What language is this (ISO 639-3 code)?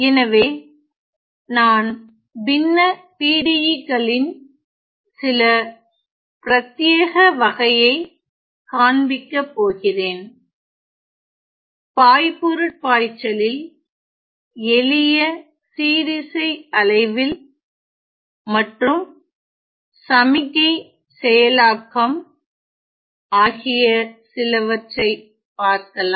tam